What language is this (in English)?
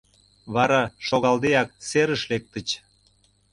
Mari